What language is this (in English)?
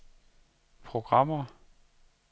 Danish